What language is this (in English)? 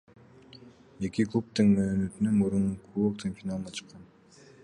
Kyrgyz